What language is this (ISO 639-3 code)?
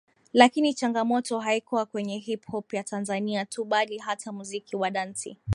swa